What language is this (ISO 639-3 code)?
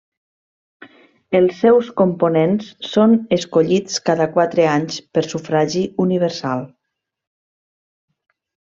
cat